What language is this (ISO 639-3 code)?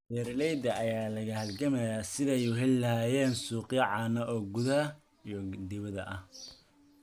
som